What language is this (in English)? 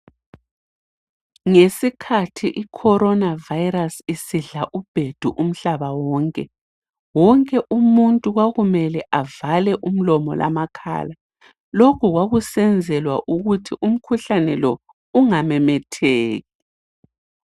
North Ndebele